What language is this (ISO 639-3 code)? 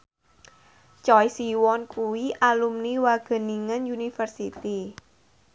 jav